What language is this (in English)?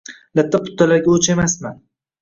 Uzbek